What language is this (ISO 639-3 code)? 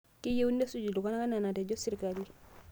mas